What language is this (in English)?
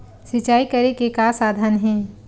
Chhattisgarhi